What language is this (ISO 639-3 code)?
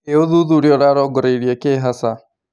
kik